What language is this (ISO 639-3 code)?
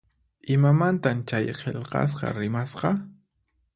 qxp